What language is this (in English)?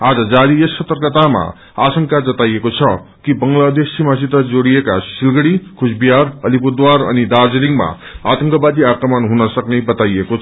Nepali